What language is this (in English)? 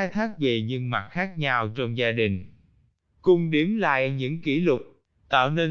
Vietnamese